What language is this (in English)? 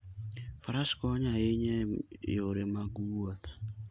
Luo (Kenya and Tanzania)